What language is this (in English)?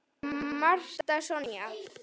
Icelandic